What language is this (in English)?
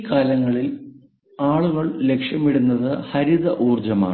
Malayalam